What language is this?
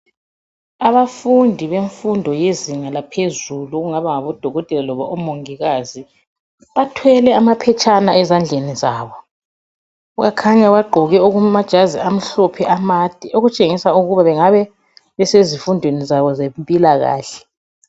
North Ndebele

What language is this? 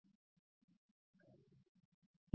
Marathi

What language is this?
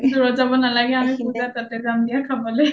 Assamese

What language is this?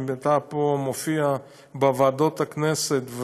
Hebrew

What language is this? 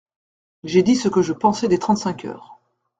French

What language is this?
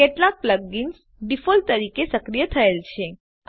Gujarati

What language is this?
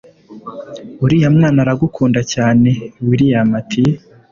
Kinyarwanda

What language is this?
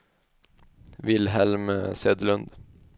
Swedish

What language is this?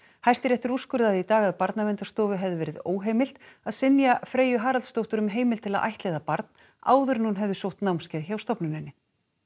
Icelandic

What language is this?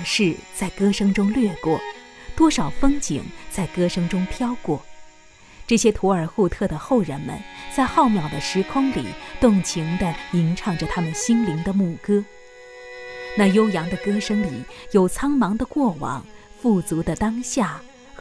Chinese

